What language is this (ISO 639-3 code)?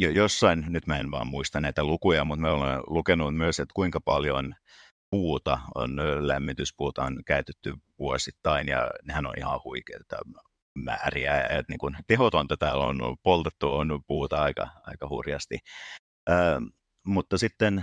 fin